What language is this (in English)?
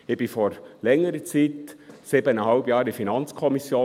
Swiss German